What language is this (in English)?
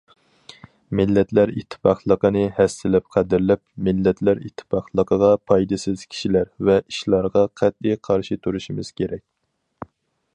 Uyghur